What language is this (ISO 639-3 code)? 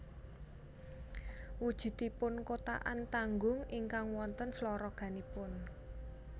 jav